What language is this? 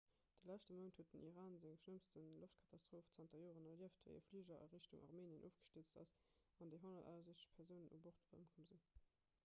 Luxembourgish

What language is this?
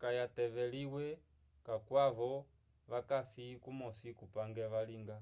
Umbundu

